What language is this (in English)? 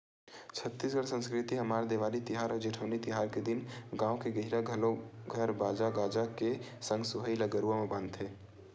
Chhattisgarhi